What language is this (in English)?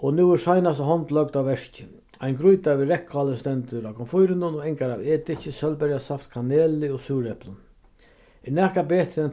Faroese